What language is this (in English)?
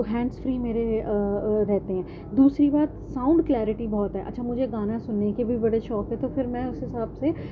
Urdu